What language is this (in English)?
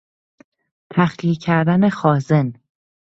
Persian